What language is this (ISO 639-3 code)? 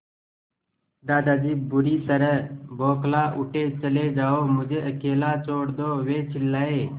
hin